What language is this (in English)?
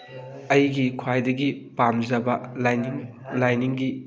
Manipuri